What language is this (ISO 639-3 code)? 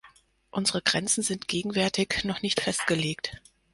deu